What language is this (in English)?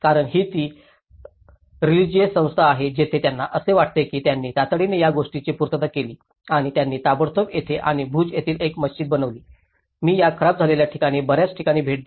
Marathi